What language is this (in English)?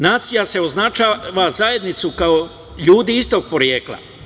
Serbian